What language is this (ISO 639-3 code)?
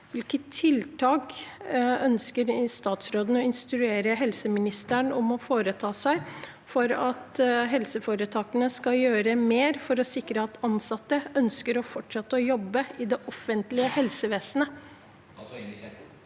nor